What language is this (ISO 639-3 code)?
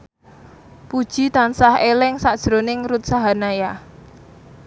jav